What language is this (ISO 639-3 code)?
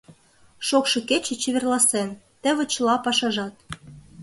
chm